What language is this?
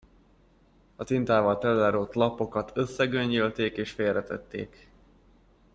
Hungarian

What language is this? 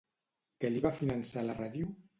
Catalan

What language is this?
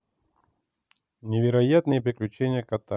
Russian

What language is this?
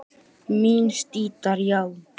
Icelandic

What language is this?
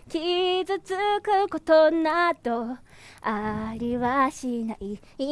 Japanese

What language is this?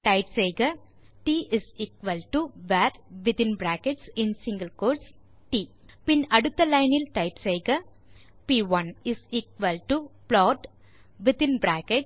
Tamil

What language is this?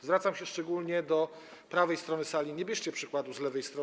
Polish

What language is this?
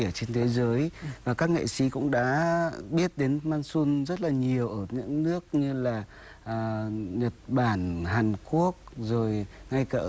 Vietnamese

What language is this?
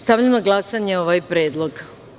Serbian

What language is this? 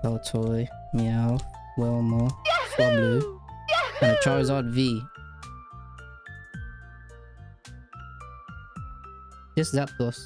English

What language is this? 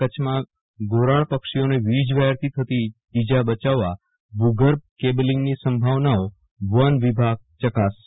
Gujarati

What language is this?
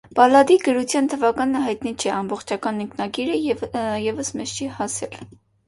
Armenian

